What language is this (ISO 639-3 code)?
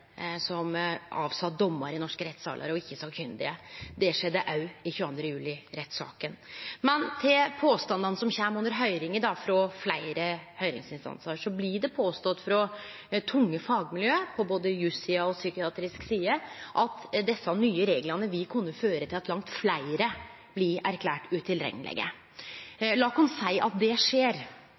nno